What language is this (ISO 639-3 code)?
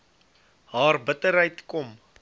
afr